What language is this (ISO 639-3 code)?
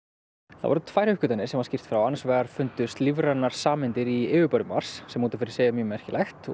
isl